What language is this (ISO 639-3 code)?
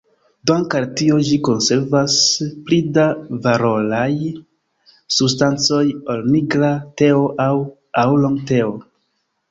epo